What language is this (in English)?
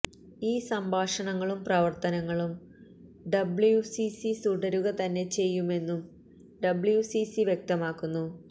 Malayalam